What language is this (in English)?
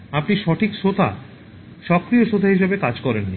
Bangla